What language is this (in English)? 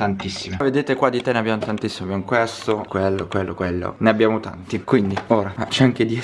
Italian